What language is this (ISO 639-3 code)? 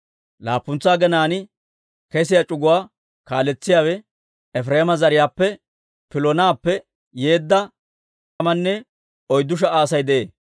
dwr